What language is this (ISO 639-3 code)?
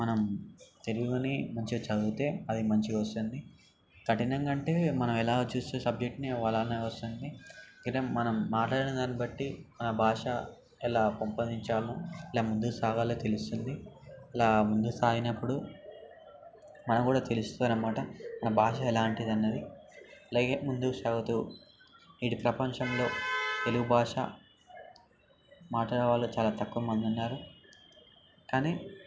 tel